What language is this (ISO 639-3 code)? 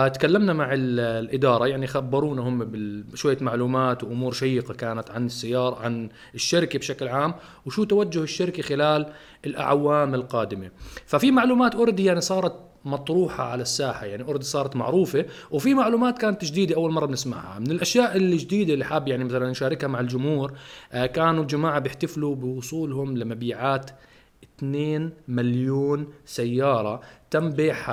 ara